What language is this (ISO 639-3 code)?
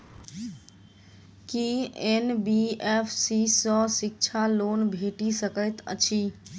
mai